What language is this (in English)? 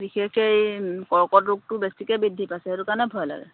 Assamese